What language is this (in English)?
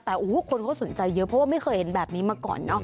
Thai